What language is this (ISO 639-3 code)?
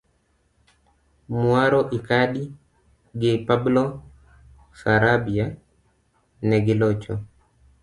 luo